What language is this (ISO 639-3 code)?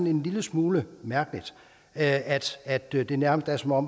dan